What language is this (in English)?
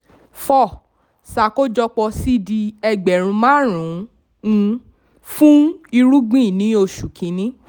Yoruba